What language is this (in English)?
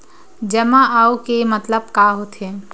Chhattisgarhi